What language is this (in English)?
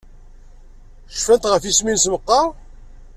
Kabyle